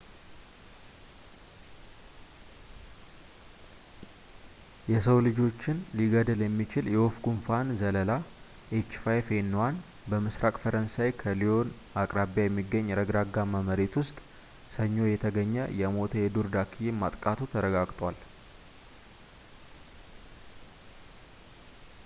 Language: Amharic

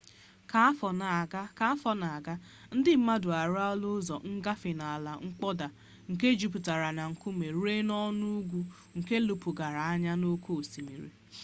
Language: Igbo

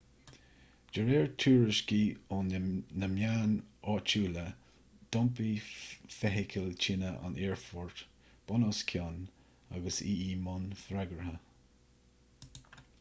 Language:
Irish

